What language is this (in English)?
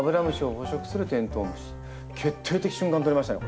Japanese